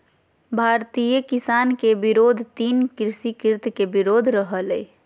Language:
Magahi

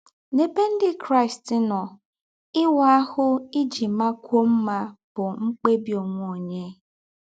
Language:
Igbo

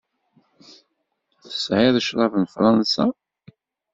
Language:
Kabyle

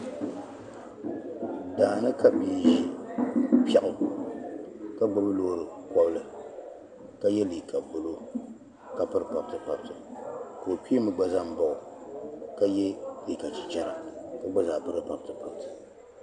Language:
Dagbani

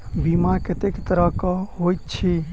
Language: Maithili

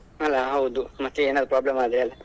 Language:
Kannada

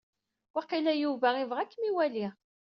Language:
Kabyle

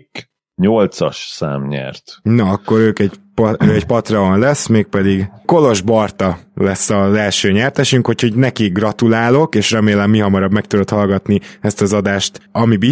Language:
Hungarian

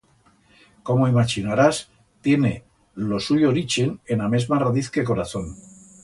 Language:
Aragonese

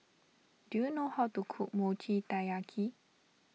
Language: English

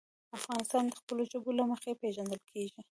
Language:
Pashto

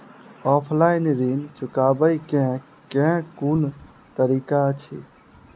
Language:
Maithili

